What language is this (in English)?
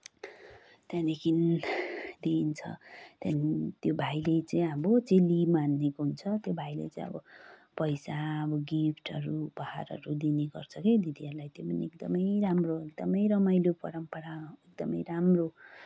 Nepali